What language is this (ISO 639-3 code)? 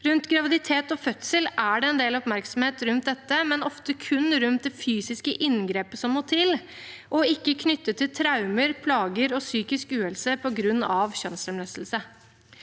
nor